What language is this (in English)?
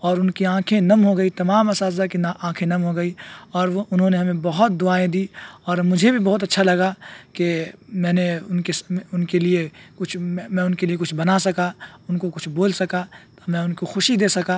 Urdu